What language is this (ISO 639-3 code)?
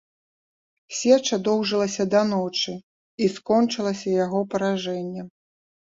bel